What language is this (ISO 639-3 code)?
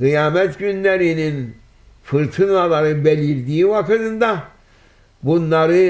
tur